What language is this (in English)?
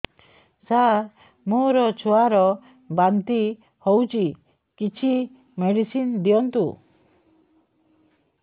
Odia